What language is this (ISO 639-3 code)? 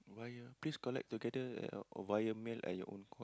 eng